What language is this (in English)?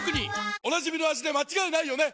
Japanese